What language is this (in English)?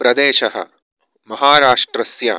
Sanskrit